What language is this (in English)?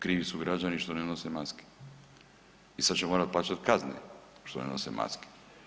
Croatian